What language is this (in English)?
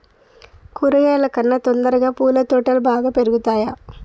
Telugu